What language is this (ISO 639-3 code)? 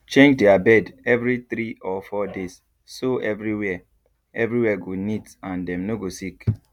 pcm